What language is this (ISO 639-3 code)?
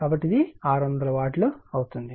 tel